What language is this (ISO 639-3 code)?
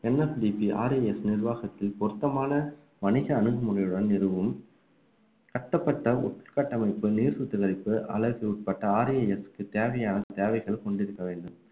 tam